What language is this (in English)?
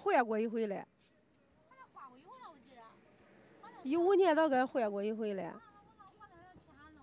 Chinese